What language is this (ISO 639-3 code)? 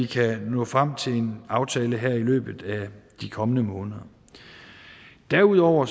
dan